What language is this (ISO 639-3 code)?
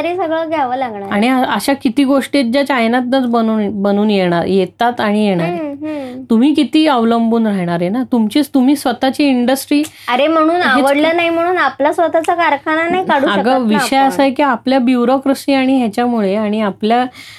mar